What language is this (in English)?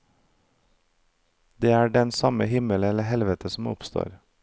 Norwegian